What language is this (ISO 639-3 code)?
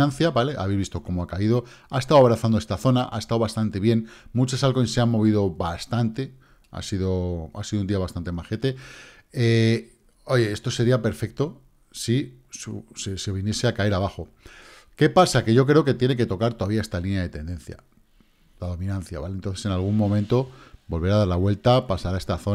spa